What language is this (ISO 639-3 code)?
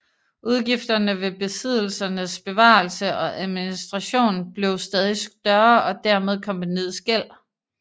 dan